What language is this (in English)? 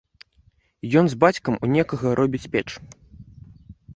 Belarusian